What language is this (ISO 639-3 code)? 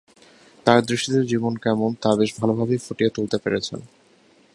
ben